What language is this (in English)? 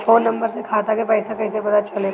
Bhojpuri